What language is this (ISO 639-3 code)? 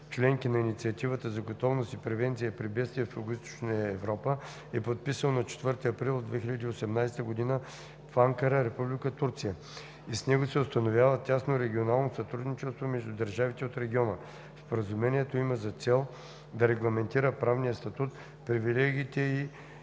bul